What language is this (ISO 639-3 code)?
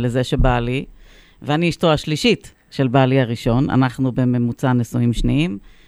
heb